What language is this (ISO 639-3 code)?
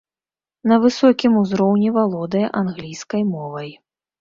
bel